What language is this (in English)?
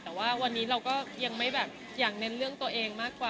Thai